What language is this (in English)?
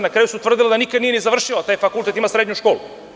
Serbian